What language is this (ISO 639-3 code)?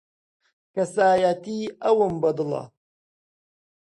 ckb